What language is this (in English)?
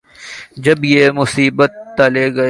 Urdu